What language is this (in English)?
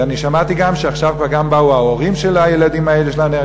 Hebrew